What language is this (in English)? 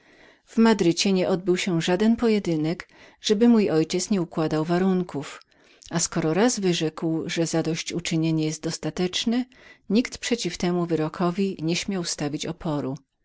Polish